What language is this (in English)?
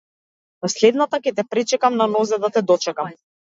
Macedonian